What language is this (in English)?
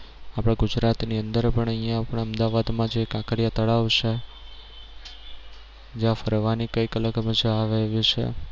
Gujarati